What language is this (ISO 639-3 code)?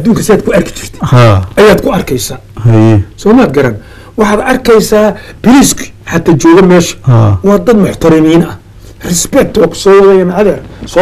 ara